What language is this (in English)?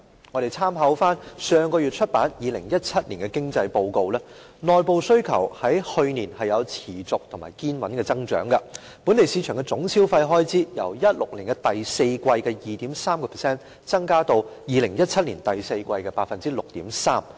Cantonese